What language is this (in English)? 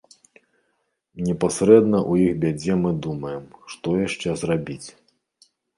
Belarusian